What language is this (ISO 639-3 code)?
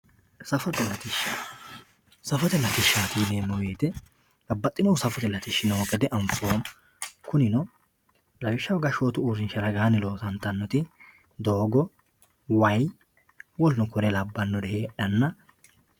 sid